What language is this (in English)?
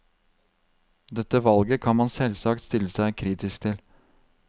Norwegian